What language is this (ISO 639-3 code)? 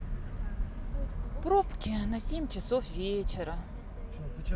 rus